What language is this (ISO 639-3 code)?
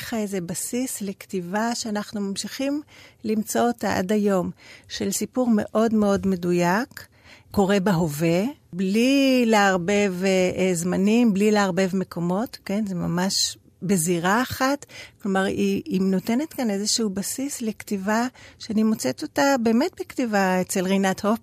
heb